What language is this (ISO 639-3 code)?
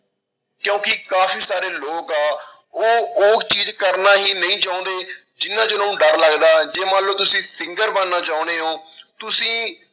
pan